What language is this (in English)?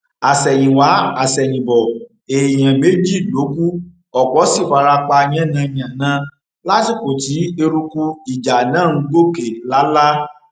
Yoruba